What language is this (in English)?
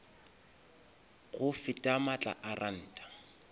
Northern Sotho